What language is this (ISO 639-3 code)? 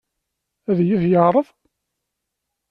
kab